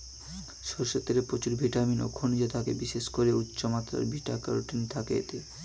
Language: Bangla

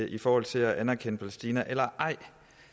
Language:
Danish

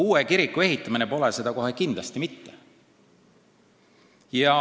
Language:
Estonian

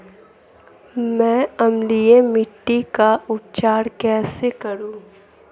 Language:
Hindi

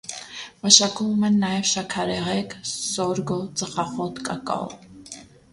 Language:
Armenian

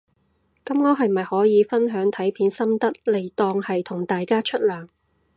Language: Cantonese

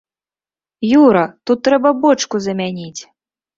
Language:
Belarusian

